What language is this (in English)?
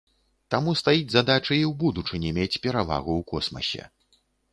Belarusian